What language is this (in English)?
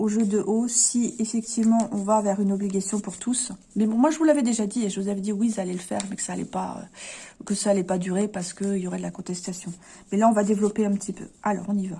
French